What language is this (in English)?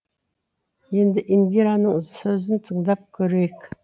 Kazakh